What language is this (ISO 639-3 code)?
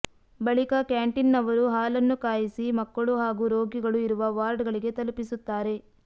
kan